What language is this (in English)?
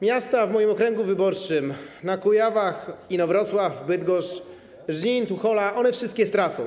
Polish